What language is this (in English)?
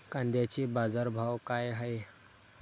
Marathi